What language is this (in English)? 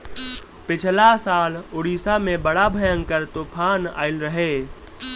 Bhojpuri